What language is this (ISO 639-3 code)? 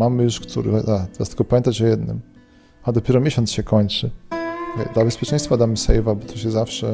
pol